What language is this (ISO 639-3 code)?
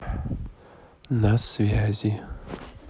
rus